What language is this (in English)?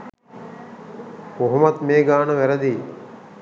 Sinhala